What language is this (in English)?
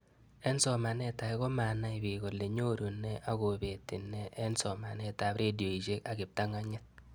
Kalenjin